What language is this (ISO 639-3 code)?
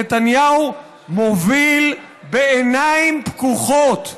heb